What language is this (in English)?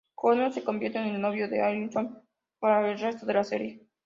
Spanish